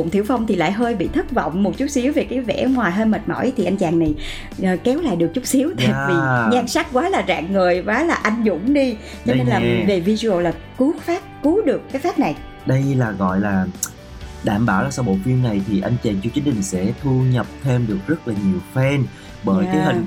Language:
Vietnamese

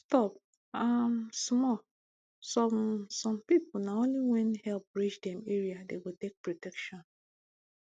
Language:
Nigerian Pidgin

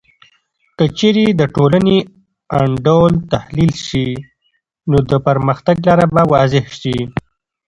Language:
Pashto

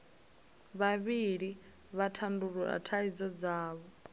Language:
Venda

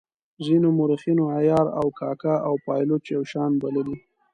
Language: Pashto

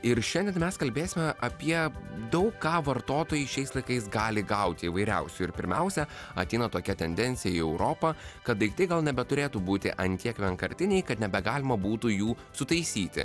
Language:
Lithuanian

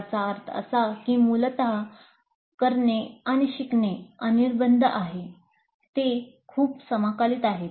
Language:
Marathi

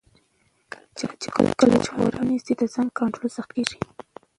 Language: Pashto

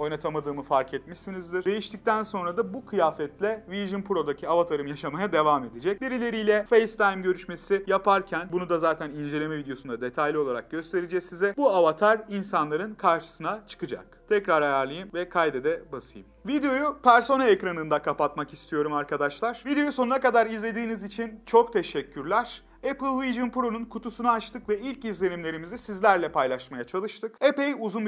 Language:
Turkish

